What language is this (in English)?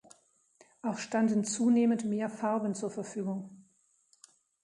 German